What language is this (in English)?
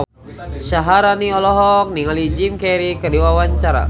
Sundanese